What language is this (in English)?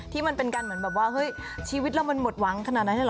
Thai